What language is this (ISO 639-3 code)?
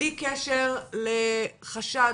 heb